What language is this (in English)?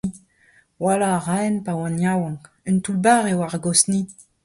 Breton